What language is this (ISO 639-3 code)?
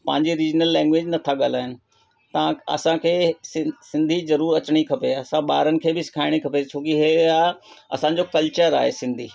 snd